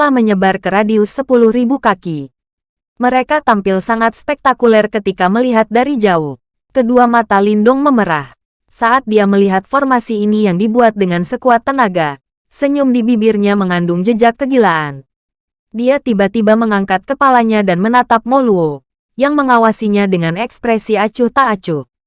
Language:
Indonesian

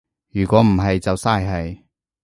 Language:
Cantonese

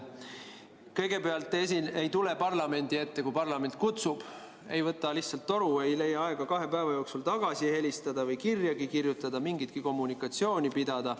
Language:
Estonian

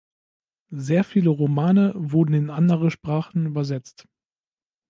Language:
German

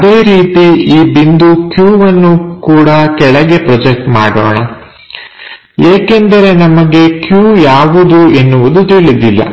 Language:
Kannada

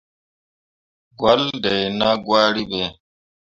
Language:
Mundang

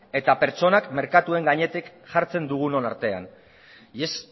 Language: Basque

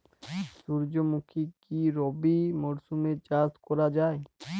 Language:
Bangla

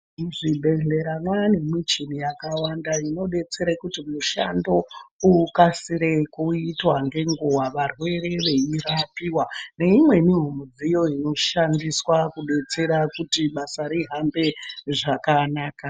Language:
Ndau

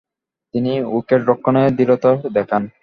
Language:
Bangla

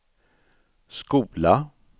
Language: Swedish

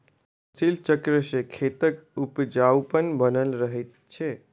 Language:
Maithili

